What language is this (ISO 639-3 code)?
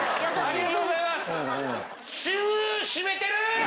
jpn